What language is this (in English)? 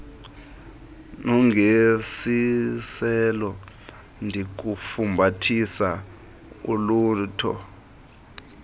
Xhosa